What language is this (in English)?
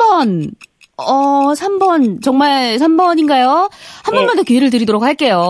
Korean